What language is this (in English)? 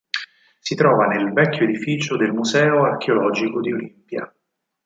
Italian